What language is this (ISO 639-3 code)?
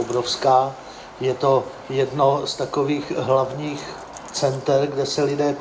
ces